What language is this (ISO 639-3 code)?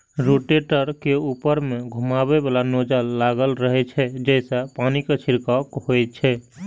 mai